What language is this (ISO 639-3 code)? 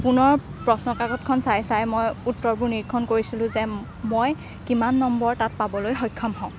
asm